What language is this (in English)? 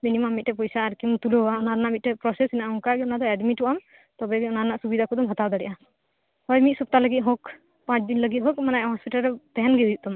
Santali